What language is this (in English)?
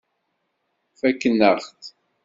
Kabyle